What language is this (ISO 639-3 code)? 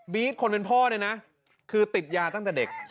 tha